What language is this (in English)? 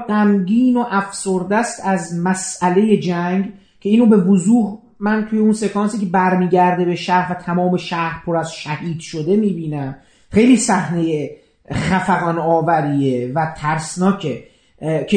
Persian